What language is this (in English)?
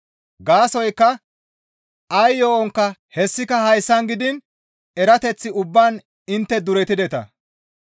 Gamo